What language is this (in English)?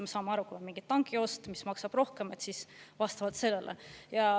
Estonian